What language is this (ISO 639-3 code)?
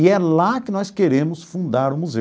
por